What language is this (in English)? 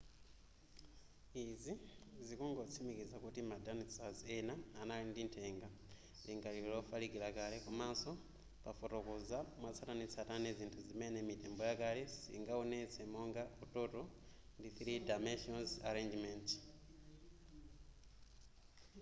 Nyanja